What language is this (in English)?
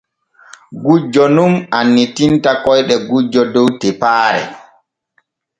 Borgu Fulfulde